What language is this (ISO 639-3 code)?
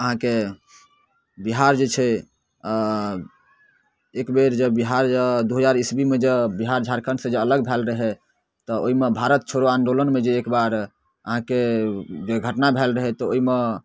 mai